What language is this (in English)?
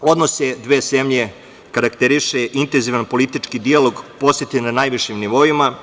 Serbian